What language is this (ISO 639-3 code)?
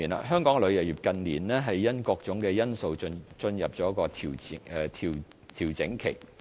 yue